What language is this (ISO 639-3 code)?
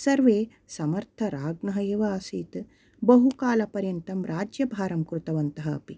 san